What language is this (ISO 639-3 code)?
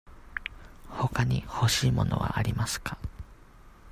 jpn